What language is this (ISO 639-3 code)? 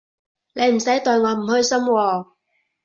yue